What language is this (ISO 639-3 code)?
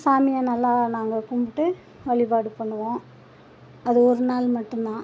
tam